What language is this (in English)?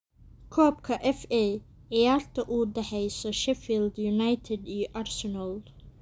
Somali